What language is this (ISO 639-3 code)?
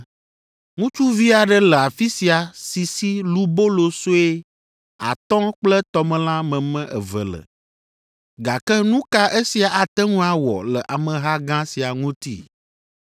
ewe